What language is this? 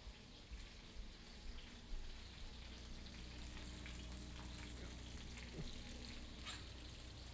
English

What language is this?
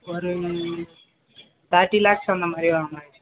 Tamil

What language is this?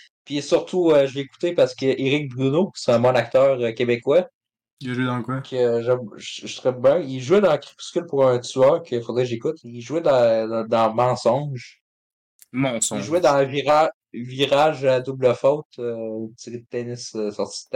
French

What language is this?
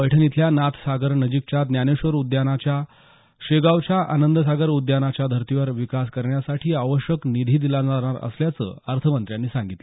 Marathi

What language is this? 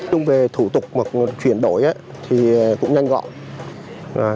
Vietnamese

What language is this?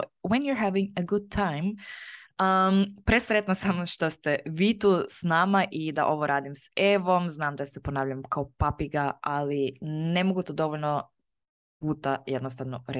Croatian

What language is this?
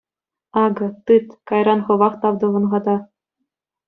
Chuvash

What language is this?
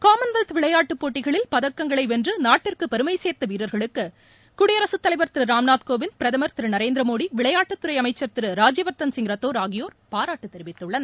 Tamil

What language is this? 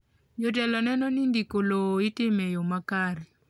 Luo (Kenya and Tanzania)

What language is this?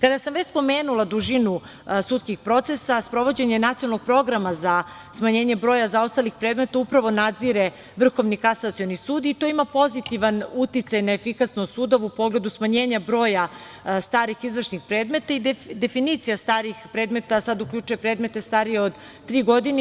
Serbian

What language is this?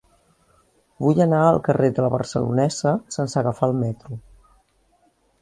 Catalan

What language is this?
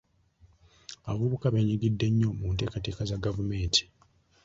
Ganda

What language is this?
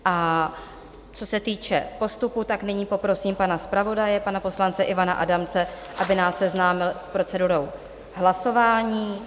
Czech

